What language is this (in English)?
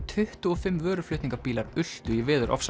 Icelandic